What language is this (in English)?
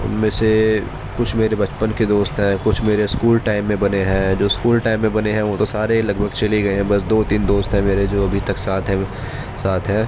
Urdu